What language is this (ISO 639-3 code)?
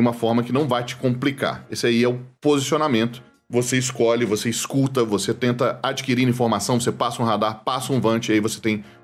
por